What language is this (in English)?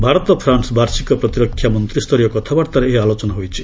Odia